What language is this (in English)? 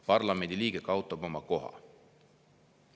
Estonian